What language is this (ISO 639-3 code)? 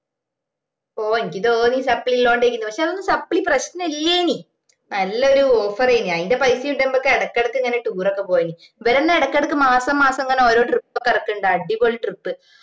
mal